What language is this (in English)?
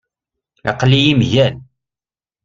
Kabyle